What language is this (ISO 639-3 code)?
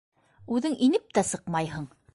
bak